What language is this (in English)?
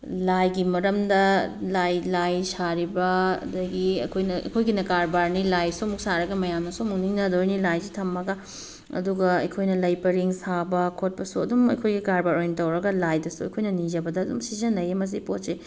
Manipuri